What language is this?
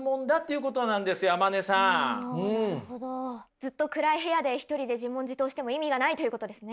Japanese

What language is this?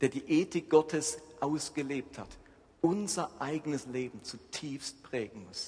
German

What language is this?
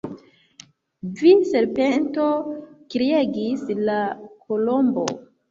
Esperanto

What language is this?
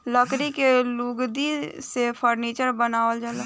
Bhojpuri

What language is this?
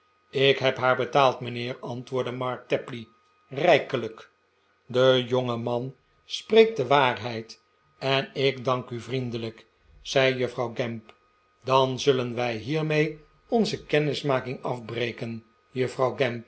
Dutch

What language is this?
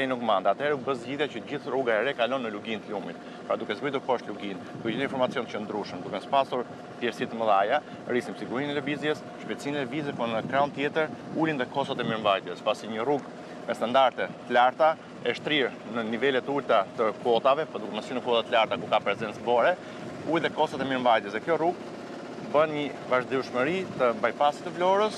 Romanian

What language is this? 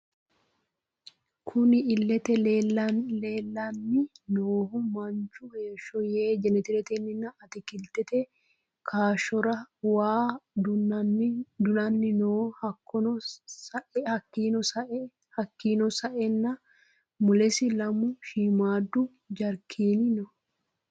Sidamo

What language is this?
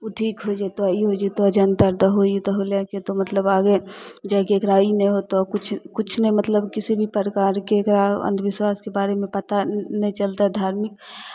Maithili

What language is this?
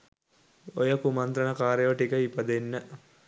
Sinhala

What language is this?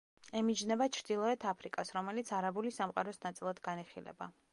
Georgian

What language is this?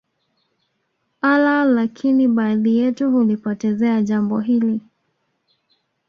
Swahili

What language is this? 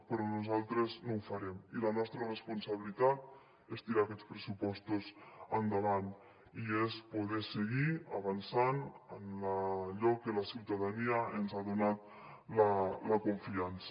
Catalan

